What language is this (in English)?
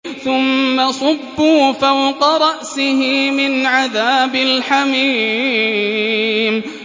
Arabic